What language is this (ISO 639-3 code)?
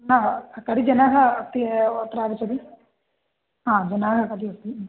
san